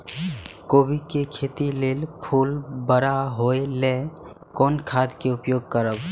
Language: Maithili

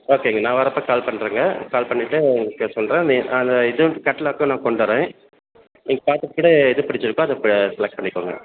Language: Tamil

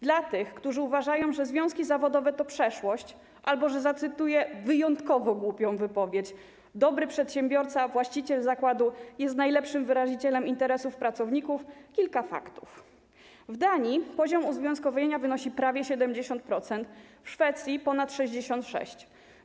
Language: Polish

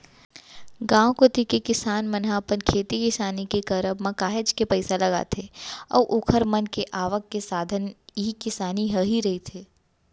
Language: Chhattisgarhi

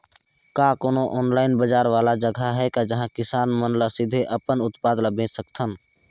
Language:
Chhattisgarhi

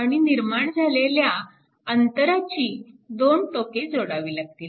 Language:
Marathi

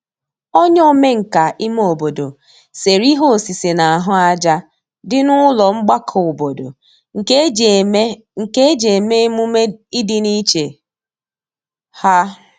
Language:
Igbo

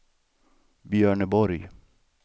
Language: Swedish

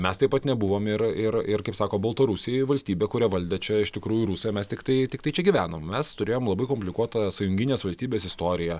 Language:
Lithuanian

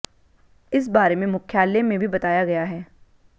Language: Hindi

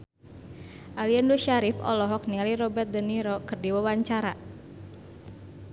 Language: Sundanese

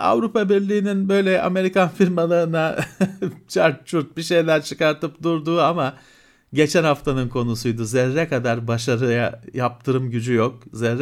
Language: Turkish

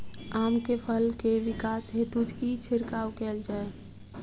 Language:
Maithili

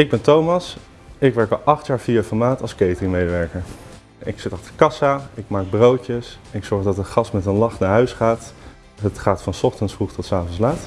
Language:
Dutch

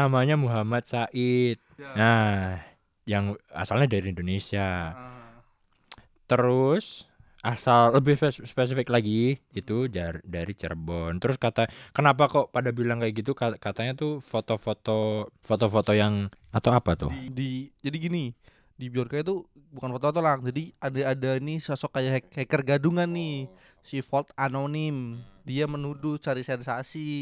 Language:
Indonesian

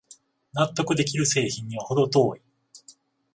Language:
Japanese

